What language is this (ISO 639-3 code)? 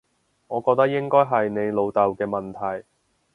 yue